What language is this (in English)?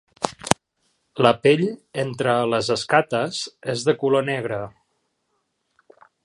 Catalan